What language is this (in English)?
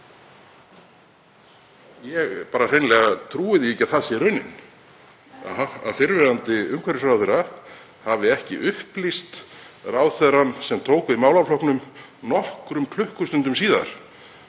Icelandic